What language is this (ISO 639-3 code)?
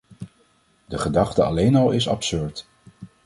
nld